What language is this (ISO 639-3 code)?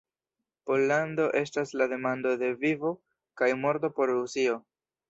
epo